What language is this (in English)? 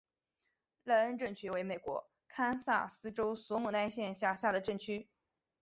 Chinese